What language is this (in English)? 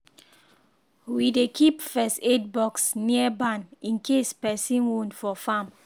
Nigerian Pidgin